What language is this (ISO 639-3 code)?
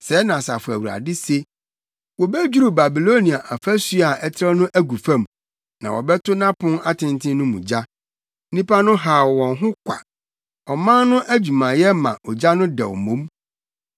aka